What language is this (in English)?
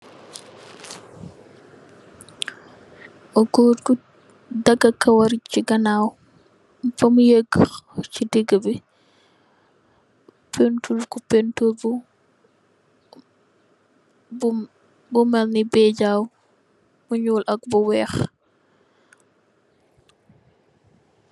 Wolof